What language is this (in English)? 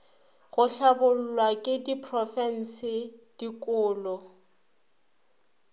Northern Sotho